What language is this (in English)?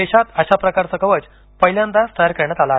Marathi